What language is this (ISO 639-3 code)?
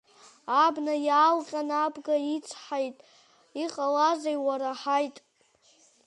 abk